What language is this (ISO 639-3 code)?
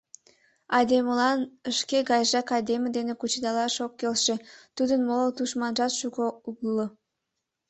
chm